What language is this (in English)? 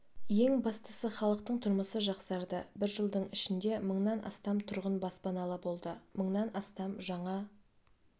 Kazakh